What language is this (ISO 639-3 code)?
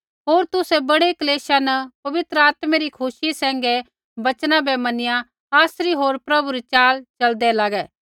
kfx